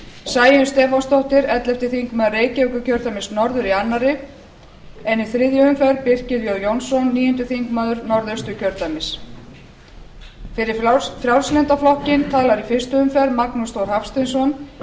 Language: Icelandic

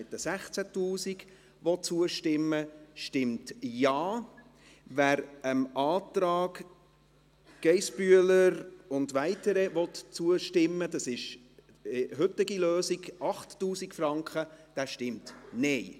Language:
Swiss German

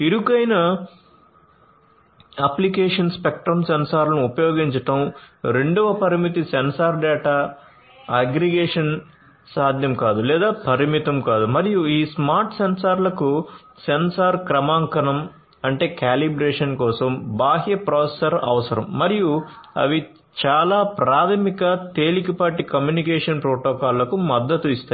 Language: Telugu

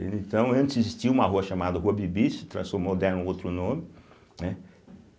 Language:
Portuguese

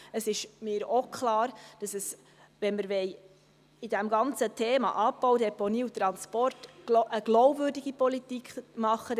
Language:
Swiss German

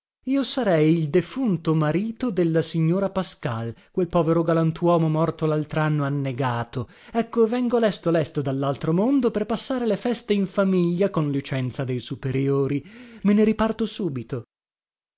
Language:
Italian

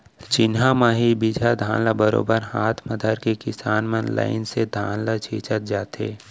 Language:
Chhattisgarhi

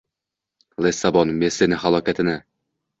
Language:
Uzbek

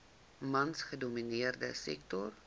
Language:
Afrikaans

